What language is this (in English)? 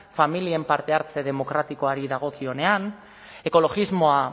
Basque